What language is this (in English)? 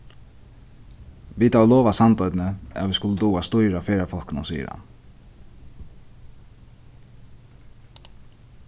Faroese